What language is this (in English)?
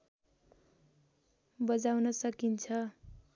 Nepali